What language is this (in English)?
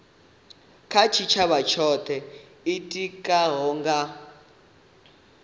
Venda